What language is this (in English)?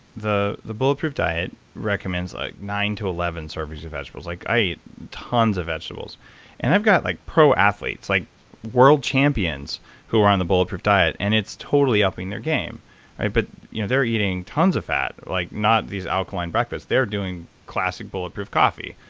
English